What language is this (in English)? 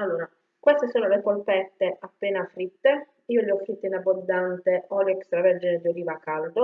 Italian